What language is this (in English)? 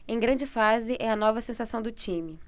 Portuguese